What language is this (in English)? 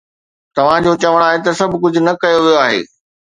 Sindhi